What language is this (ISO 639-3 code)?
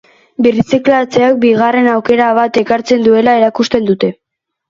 eus